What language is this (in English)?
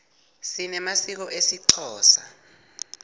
Swati